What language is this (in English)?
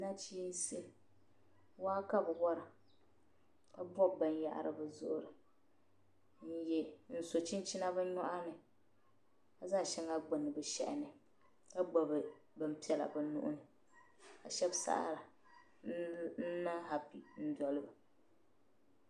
Dagbani